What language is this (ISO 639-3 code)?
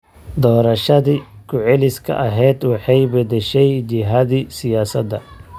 som